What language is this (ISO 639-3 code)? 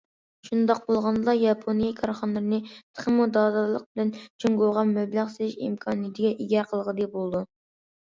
uig